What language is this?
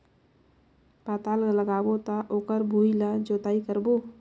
Chhattisgarhi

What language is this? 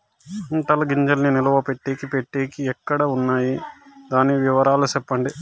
Telugu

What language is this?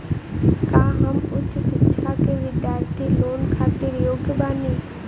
Bhojpuri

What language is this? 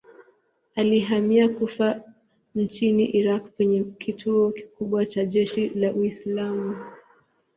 Swahili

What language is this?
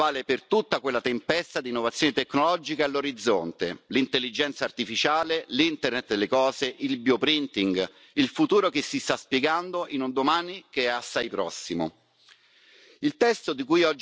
Italian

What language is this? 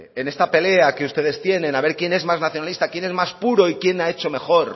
Spanish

